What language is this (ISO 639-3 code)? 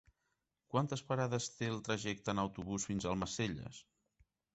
cat